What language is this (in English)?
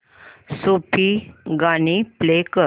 Marathi